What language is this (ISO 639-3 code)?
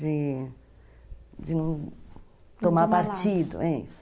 por